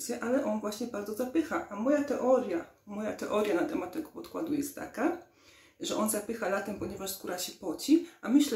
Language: Polish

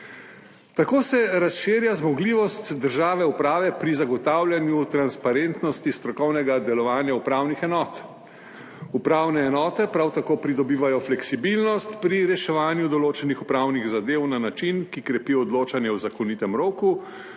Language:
Slovenian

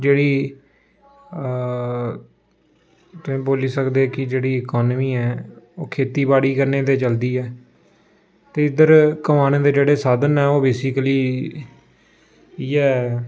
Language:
Dogri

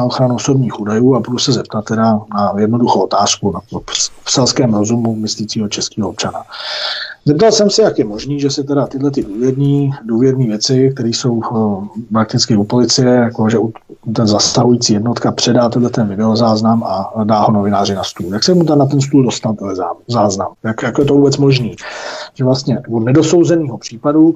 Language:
Czech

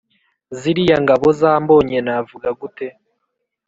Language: Kinyarwanda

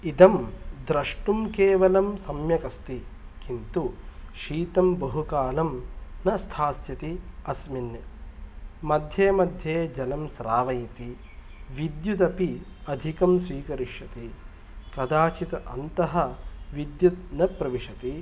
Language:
Sanskrit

